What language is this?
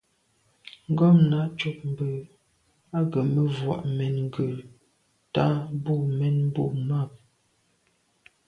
Medumba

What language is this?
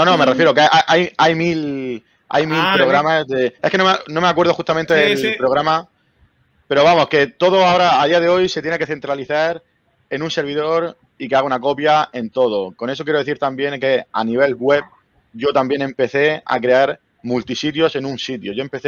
Spanish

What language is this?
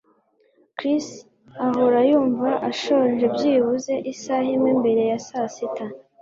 Kinyarwanda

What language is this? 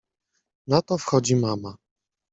Polish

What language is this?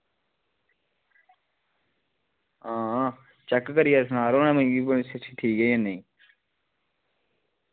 Dogri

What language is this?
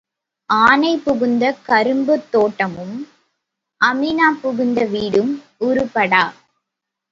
Tamil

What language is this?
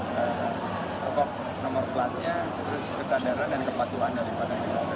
Indonesian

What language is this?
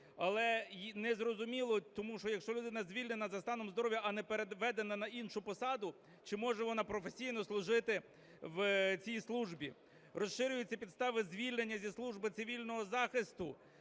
Ukrainian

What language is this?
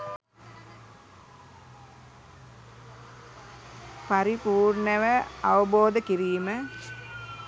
Sinhala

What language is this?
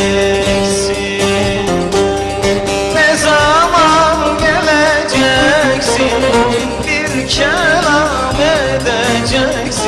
Turkish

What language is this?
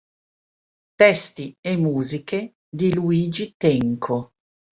Italian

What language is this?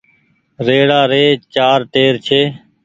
Goaria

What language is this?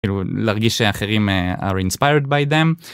Hebrew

